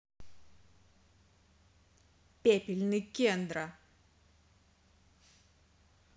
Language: Russian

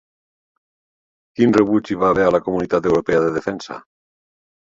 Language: Catalan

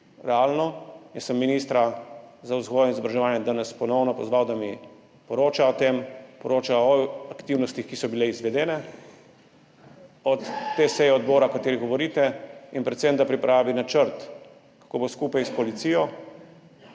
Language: Slovenian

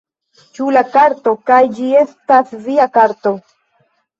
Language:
Esperanto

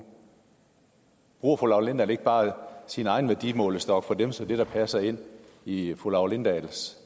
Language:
Danish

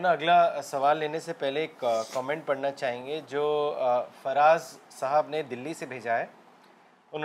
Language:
Urdu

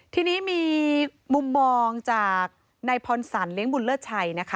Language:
Thai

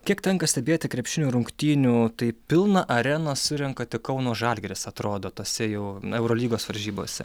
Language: Lithuanian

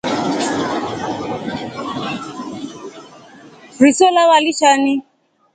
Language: Rombo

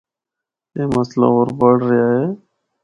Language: Northern Hindko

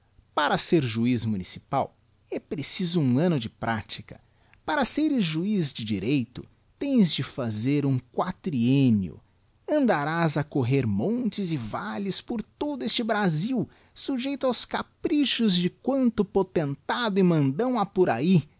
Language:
Portuguese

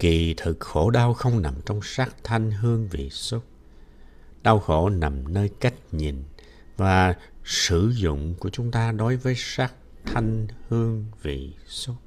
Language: Vietnamese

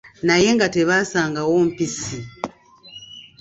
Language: Ganda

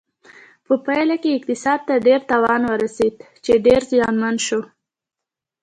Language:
Pashto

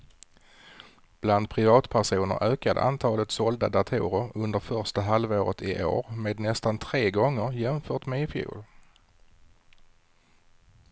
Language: Swedish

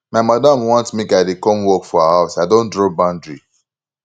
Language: Nigerian Pidgin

